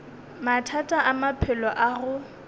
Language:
Northern Sotho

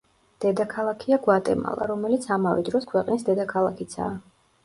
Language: Georgian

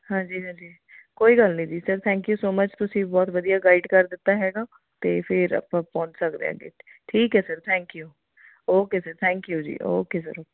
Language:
Punjabi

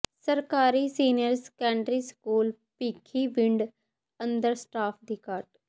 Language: Punjabi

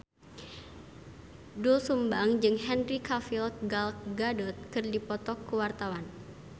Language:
Sundanese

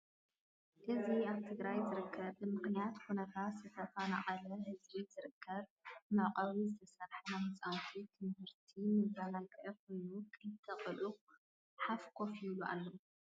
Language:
Tigrinya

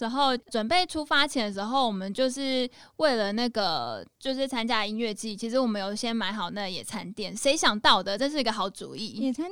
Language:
Chinese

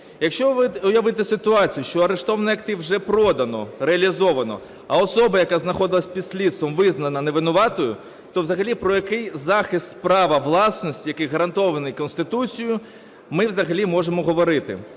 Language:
Ukrainian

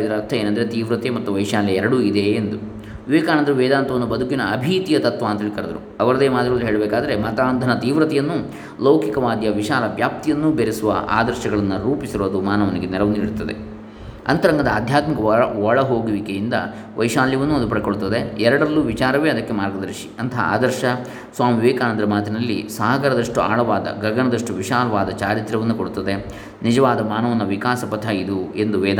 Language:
Kannada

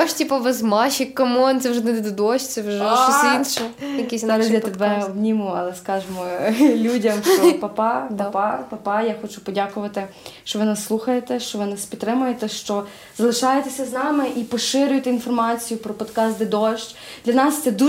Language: Ukrainian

